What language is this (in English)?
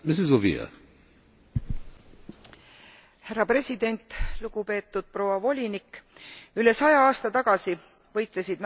Estonian